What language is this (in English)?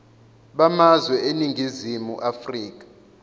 Zulu